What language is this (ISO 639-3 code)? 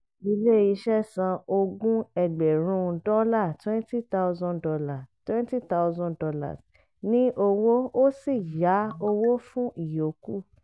yor